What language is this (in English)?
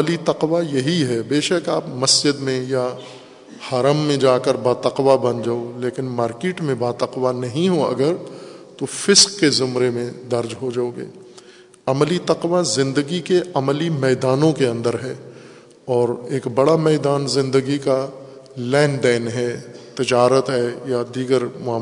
Urdu